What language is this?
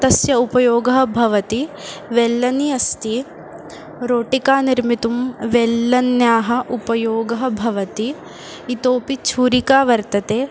Sanskrit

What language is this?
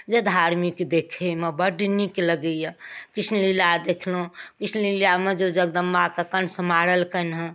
Maithili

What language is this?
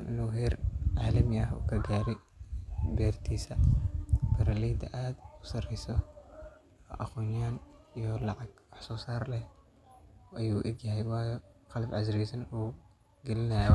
Somali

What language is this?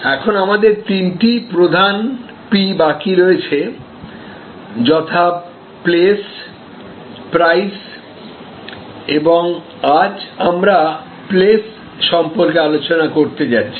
Bangla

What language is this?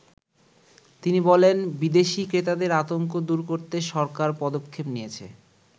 Bangla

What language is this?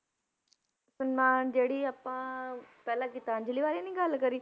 Punjabi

